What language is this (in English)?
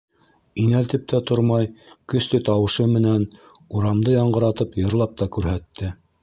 Bashkir